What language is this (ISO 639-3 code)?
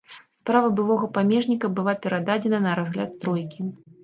bel